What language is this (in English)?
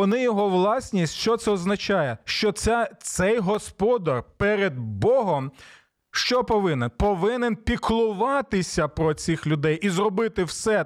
Ukrainian